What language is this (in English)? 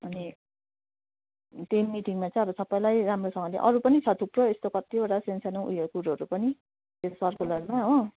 Nepali